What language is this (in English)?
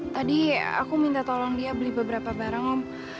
Indonesian